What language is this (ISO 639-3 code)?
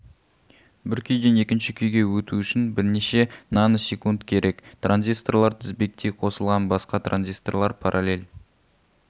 kaz